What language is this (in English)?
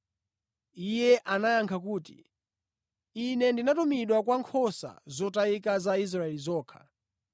Nyanja